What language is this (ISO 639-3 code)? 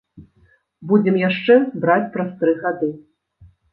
bel